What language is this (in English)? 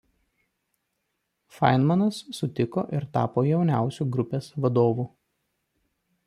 Lithuanian